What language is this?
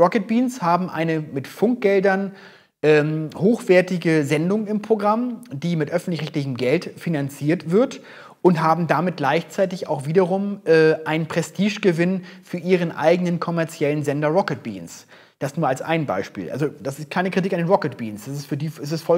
German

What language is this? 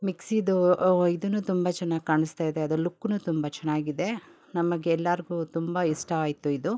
Kannada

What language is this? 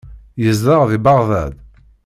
Kabyle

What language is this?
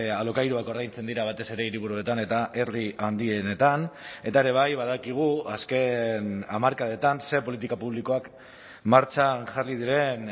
Basque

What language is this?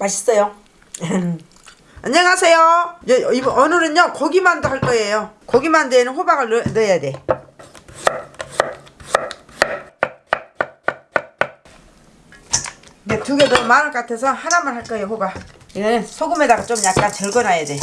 Korean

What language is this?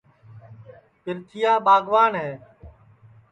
Sansi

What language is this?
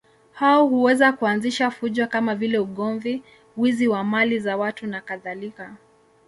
Swahili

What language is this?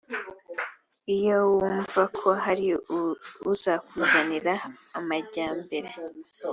Kinyarwanda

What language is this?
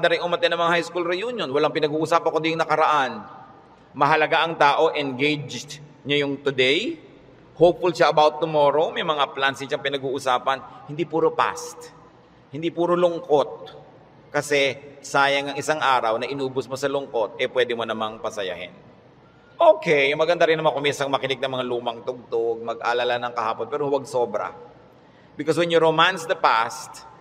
Filipino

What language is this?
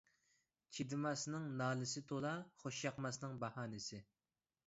Uyghur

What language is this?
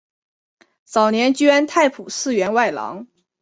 Chinese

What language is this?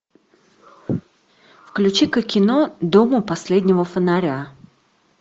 Russian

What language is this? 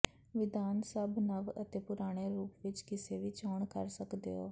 Punjabi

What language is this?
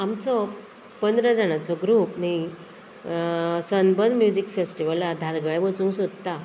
Konkani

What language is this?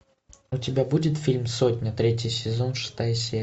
Russian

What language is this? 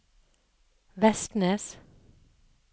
Norwegian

